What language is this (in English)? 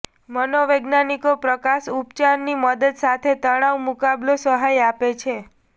Gujarati